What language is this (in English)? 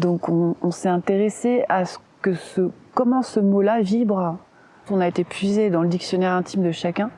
French